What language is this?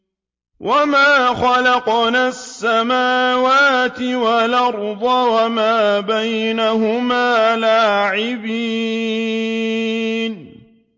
Arabic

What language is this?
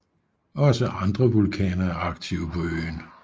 Danish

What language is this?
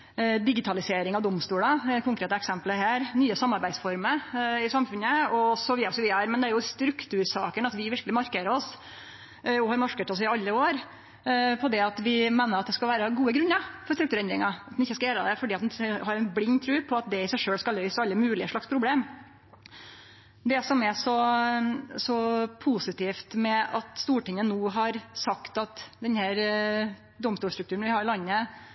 Norwegian Nynorsk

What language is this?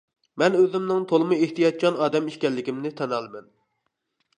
Uyghur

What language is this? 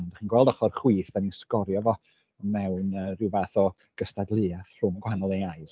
Welsh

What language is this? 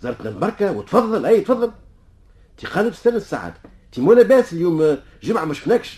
Arabic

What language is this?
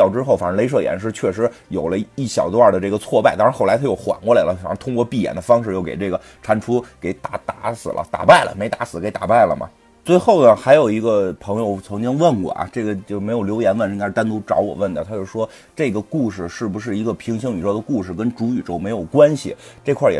Chinese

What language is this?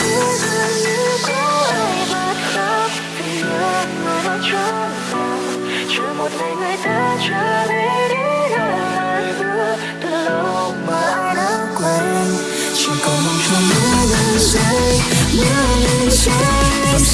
Vietnamese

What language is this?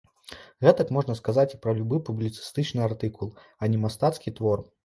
Belarusian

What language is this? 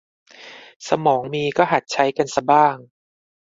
Thai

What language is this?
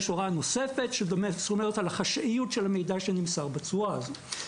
Hebrew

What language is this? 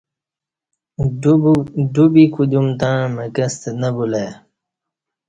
Kati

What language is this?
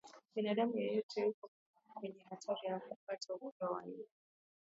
Swahili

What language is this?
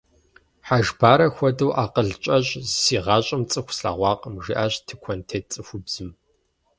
Kabardian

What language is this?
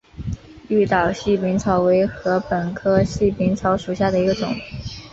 Chinese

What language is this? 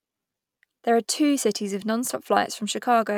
English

